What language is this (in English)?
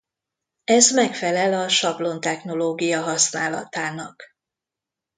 Hungarian